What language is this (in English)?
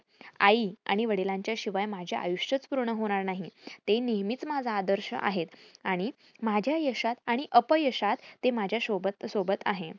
Marathi